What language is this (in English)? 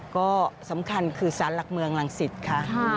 Thai